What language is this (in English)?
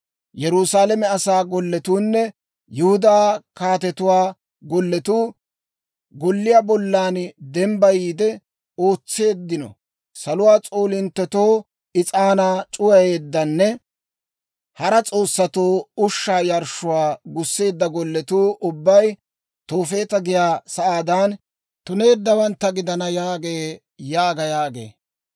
Dawro